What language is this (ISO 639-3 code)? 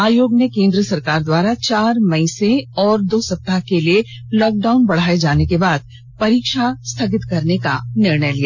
hin